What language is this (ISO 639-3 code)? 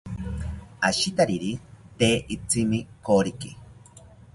cpy